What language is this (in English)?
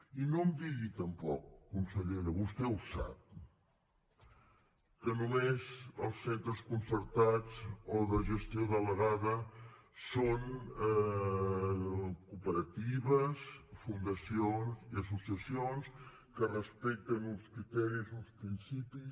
Catalan